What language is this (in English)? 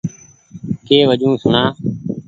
Goaria